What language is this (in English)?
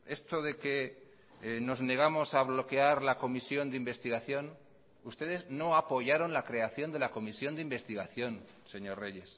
Spanish